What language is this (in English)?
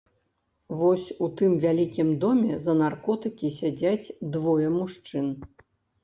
Belarusian